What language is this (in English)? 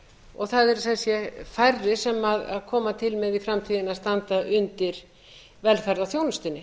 Icelandic